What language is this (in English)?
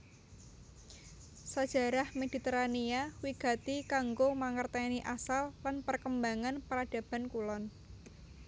Javanese